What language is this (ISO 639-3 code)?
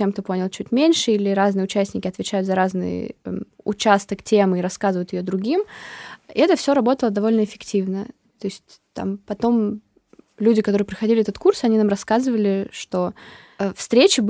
rus